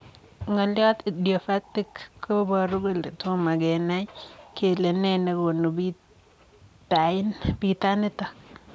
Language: Kalenjin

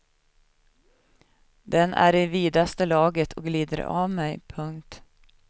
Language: Swedish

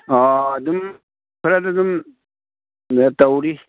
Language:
Manipuri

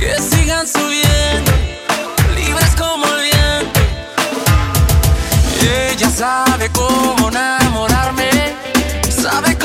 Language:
Slovak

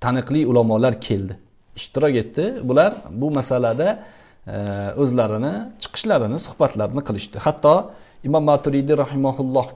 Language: Turkish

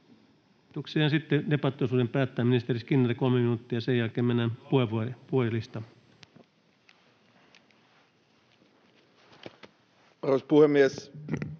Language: Finnish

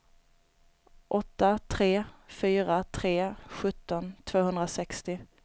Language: Swedish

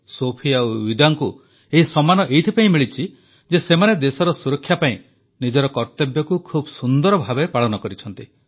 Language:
Odia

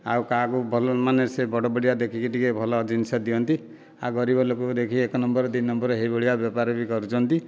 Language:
Odia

